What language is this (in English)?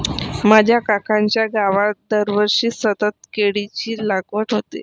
Marathi